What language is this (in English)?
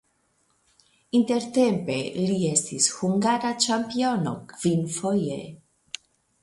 Esperanto